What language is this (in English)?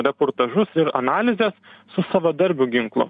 Lithuanian